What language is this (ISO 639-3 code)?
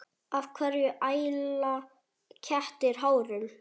isl